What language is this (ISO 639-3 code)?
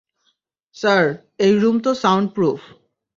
ben